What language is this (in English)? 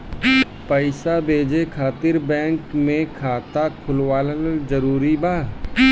Bhojpuri